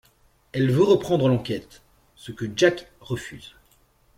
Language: French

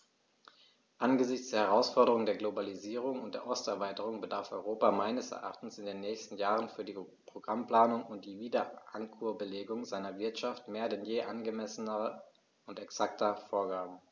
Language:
German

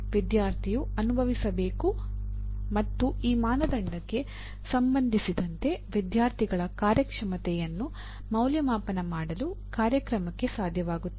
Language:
Kannada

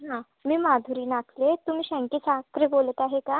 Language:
Marathi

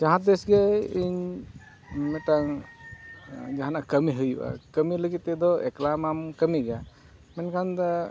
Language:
Santali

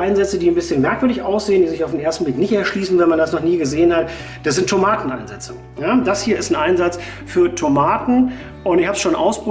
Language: German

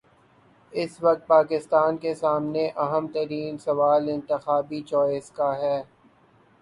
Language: Urdu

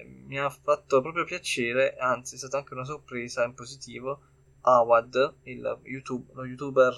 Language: Italian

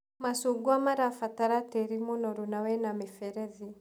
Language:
Kikuyu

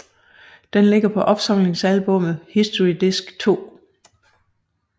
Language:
Danish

